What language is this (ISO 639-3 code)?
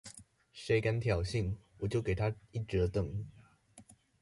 zho